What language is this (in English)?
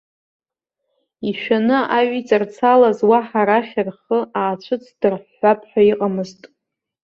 Abkhazian